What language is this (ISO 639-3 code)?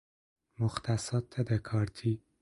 fas